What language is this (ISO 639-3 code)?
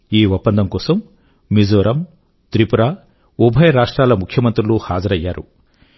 tel